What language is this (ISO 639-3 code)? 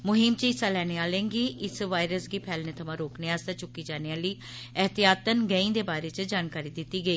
doi